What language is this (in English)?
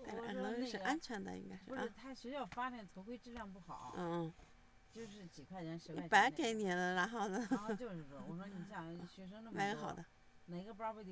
Chinese